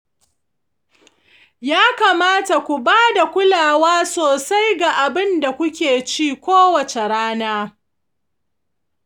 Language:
Hausa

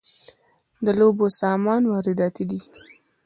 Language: Pashto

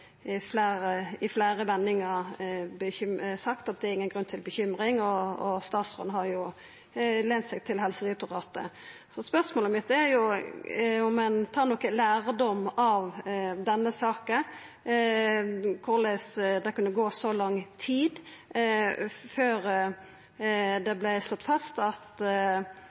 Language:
Norwegian Nynorsk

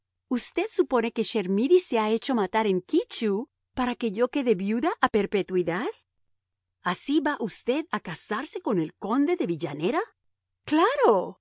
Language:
Spanish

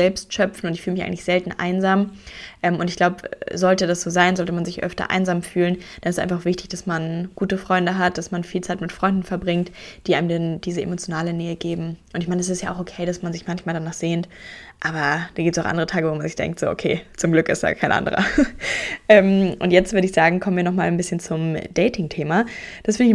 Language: German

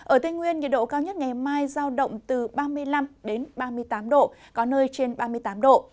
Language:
Vietnamese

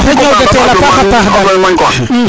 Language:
Serer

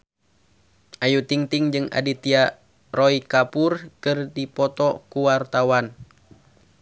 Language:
Sundanese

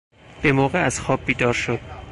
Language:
Persian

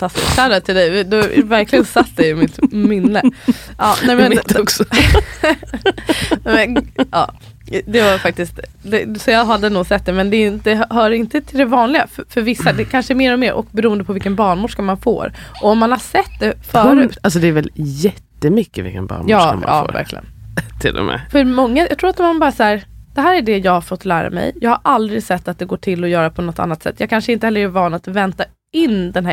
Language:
Swedish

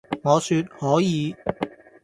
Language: Cantonese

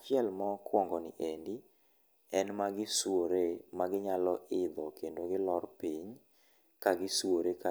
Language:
Luo (Kenya and Tanzania)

